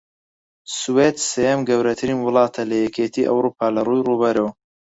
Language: Central Kurdish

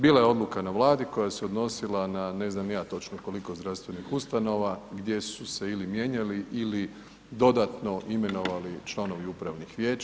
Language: Croatian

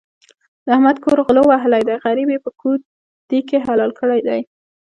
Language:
Pashto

